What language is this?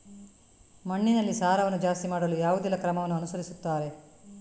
Kannada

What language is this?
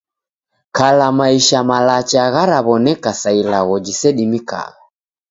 Taita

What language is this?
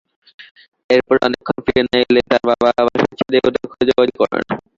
Bangla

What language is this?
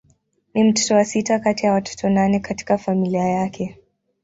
Swahili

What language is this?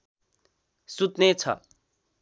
Nepali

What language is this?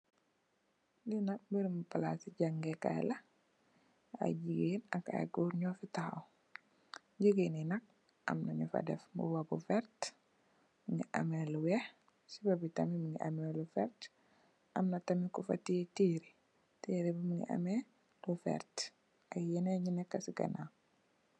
Wolof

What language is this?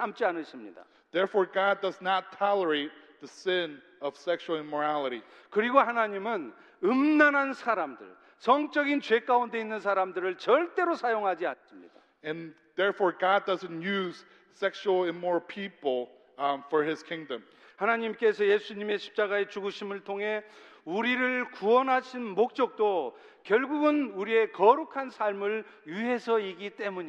Korean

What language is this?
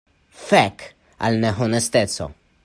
Esperanto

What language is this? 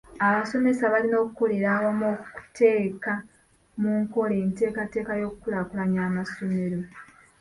Ganda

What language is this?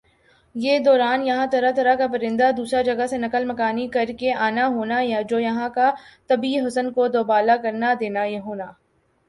Urdu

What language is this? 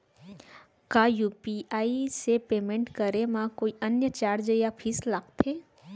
Chhattisgarhi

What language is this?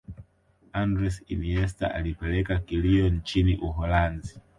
Swahili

